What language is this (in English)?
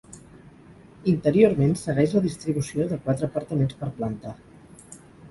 Catalan